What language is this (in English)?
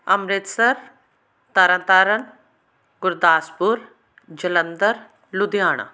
Punjabi